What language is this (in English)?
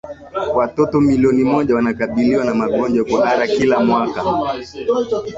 Swahili